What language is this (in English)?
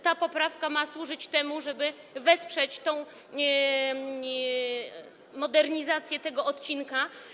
Polish